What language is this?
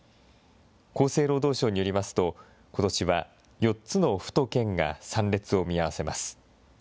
Japanese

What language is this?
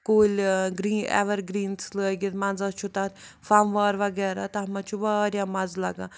Kashmiri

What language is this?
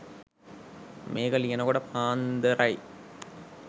Sinhala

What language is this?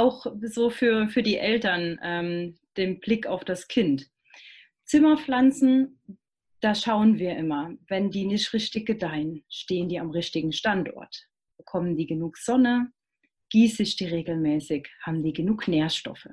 German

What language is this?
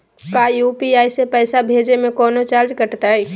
Magahi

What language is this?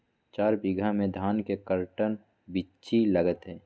Magahi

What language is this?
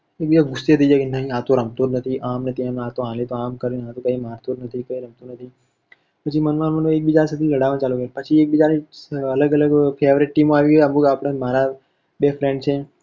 Gujarati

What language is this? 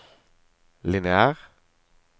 Norwegian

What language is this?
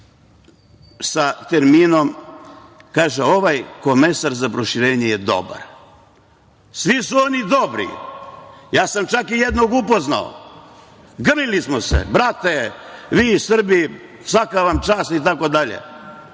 Serbian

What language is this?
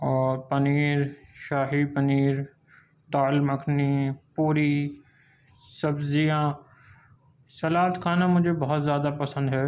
Urdu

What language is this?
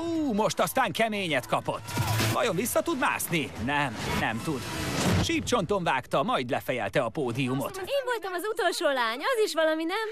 Hungarian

